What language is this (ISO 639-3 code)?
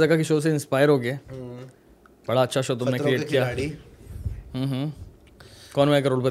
urd